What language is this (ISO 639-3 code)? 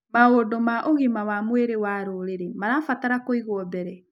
kik